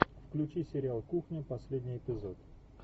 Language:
Russian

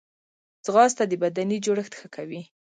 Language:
Pashto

